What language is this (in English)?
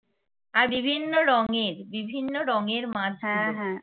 Bangla